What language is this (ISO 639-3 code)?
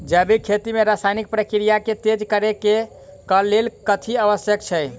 mai